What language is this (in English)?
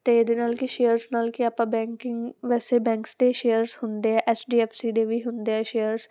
Punjabi